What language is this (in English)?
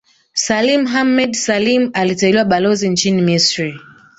Swahili